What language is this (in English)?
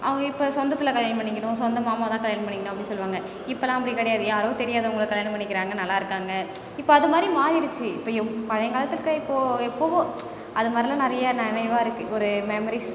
Tamil